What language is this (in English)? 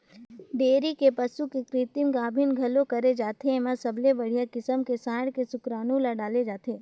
Chhattisgarhi